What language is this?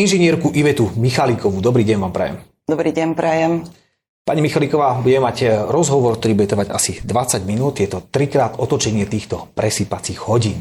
Slovak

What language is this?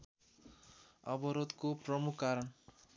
Nepali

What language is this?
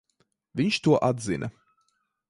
Latvian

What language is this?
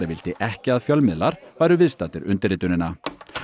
Icelandic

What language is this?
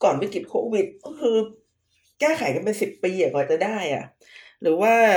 Thai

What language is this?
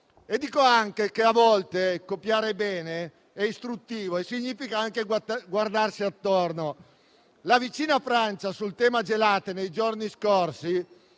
Italian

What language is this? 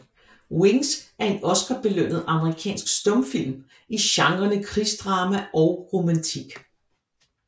Danish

